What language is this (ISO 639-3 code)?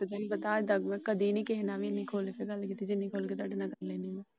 pan